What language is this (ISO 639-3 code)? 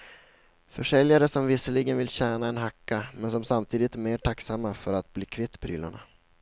swe